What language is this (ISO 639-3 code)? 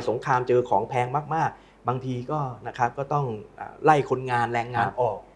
tha